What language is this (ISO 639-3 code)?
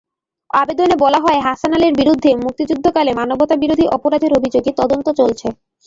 ben